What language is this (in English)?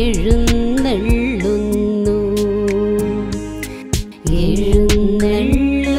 Malayalam